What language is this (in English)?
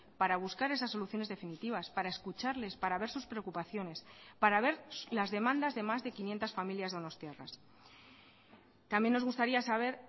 Spanish